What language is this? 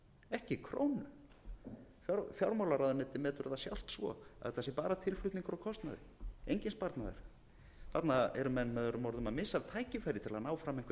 Icelandic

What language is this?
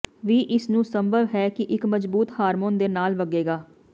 Punjabi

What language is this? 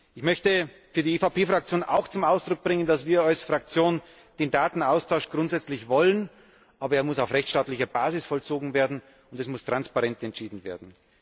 German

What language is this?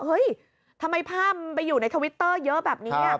Thai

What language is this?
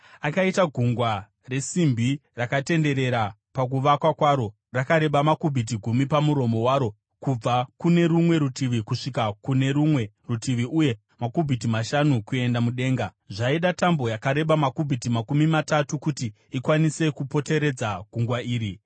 Shona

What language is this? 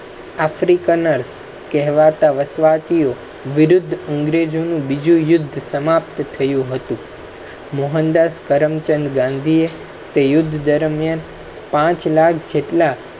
Gujarati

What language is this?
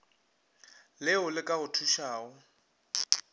Northern Sotho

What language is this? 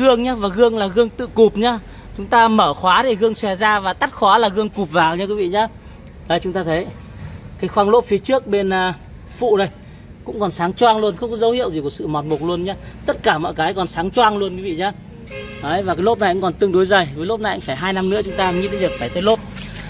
Vietnamese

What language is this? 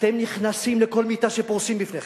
Hebrew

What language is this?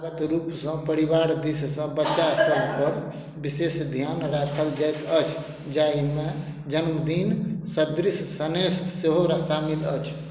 Maithili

